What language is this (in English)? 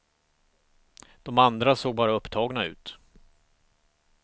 Swedish